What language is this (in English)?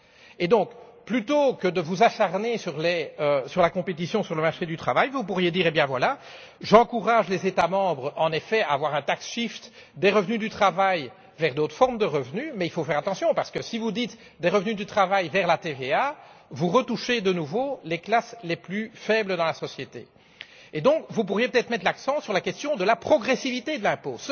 French